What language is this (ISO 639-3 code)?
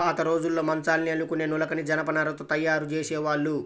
tel